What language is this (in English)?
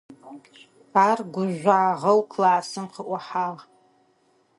Adyghe